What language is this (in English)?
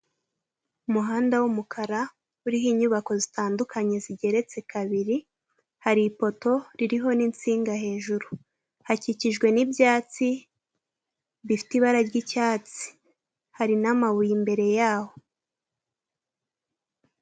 Kinyarwanda